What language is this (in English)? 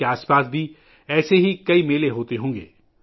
Urdu